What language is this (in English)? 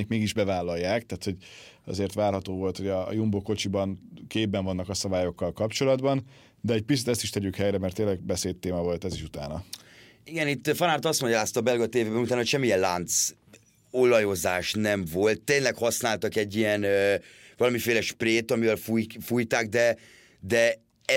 Hungarian